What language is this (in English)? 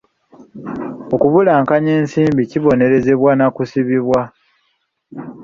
Ganda